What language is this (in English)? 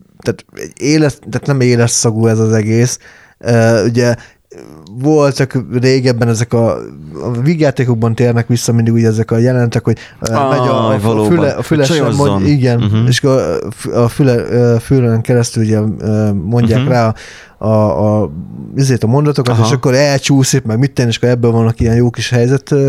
Hungarian